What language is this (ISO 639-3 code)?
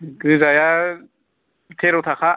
brx